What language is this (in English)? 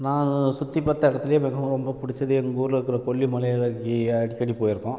Tamil